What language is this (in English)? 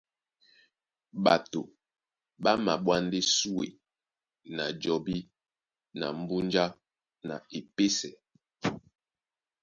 Duala